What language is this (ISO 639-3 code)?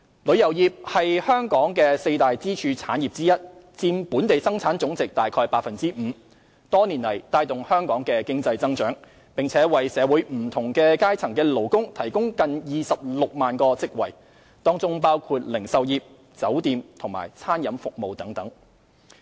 yue